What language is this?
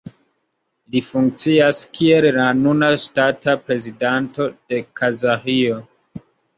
Esperanto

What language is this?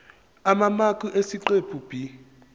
Zulu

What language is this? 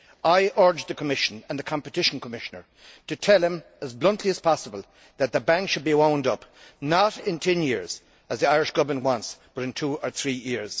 English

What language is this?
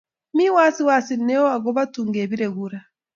Kalenjin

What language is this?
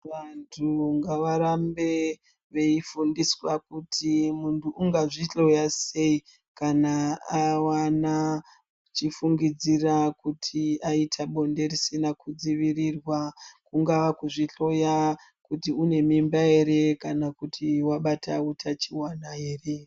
Ndau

